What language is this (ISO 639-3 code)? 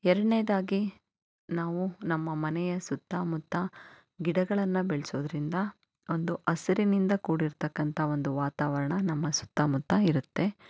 kan